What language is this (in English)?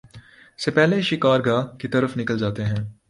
Urdu